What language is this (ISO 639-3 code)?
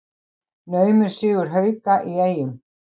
isl